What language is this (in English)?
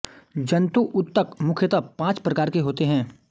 Hindi